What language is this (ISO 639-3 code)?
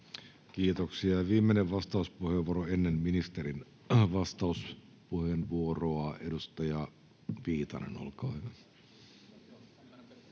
fin